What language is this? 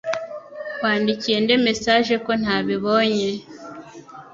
Kinyarwanda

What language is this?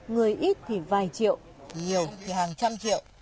Vietnamese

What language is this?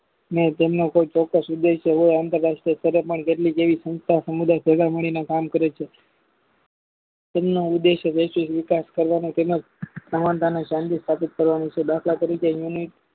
Gujarati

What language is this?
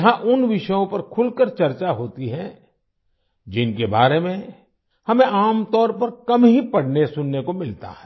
Hindi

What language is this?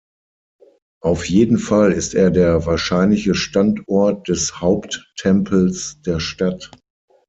German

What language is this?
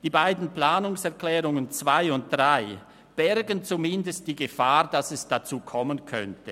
Swiss German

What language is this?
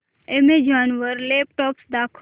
Marathi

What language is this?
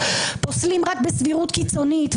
Hebrew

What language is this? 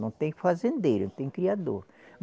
Portuguese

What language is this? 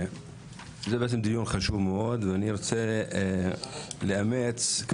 Hebrew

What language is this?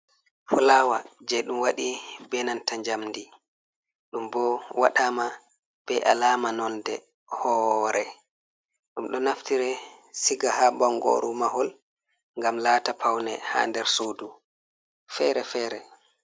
Fula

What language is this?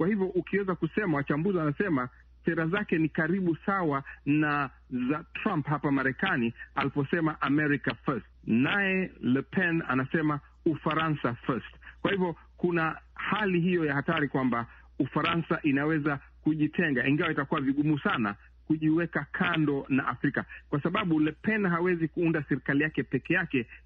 Swahili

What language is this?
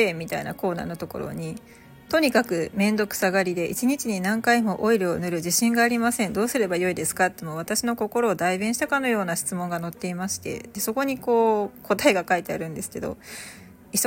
Japanese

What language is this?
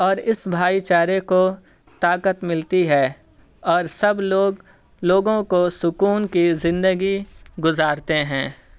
Urdu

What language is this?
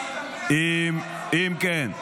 Hebrew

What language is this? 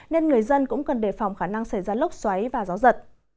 Vietnamese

